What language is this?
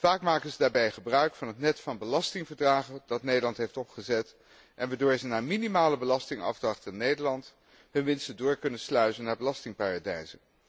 Dutch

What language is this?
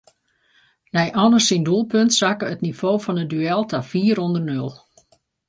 Western Frisian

